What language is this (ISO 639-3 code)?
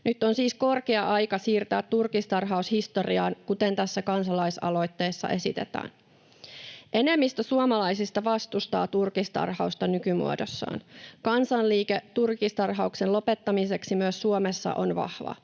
fin